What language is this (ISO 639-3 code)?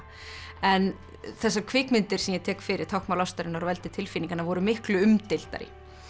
isl